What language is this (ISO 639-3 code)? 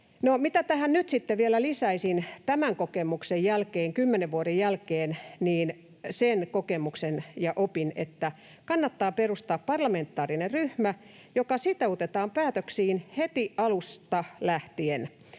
fin